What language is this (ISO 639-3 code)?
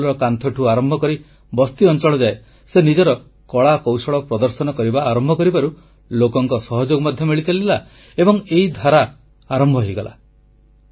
ori